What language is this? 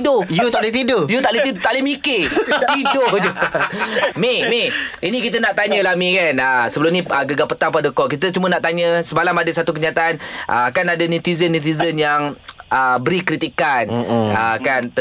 Malay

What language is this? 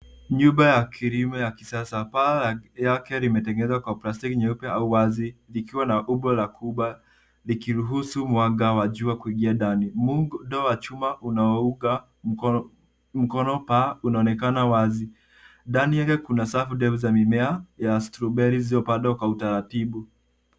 Swahili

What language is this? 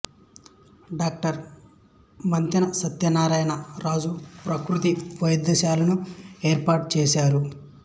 Telugu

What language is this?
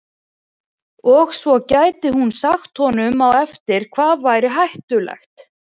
Icelandic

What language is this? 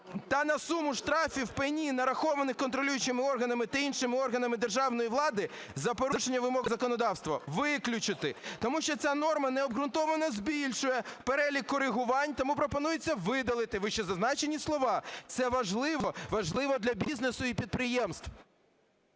Ukrainian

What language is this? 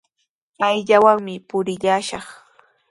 Sihuas Ancash Quechua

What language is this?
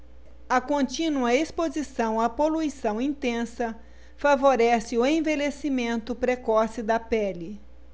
Portuguese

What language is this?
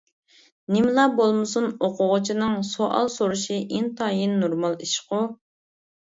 Uyghur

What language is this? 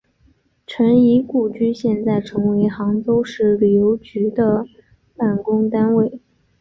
Chinese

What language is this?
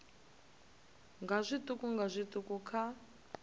Venda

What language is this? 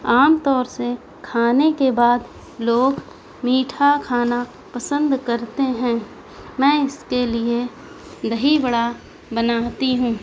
Urdu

